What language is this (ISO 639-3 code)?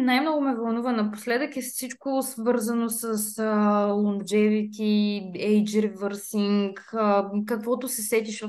bul